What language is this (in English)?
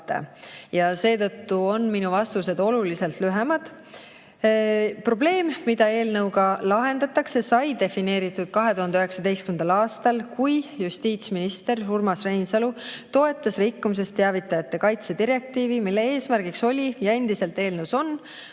Estonian